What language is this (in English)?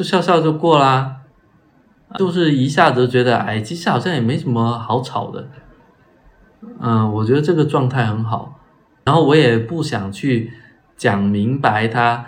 Chinese